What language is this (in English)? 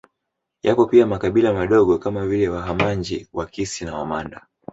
Swahili